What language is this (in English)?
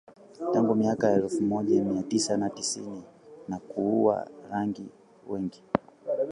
Swahili